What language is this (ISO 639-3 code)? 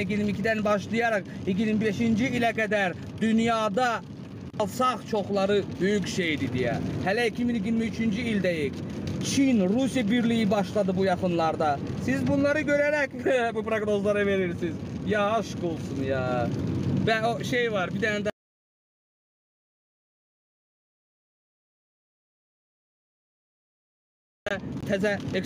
tur